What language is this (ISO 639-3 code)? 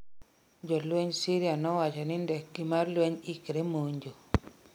luo